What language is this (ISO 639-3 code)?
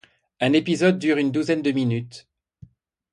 fra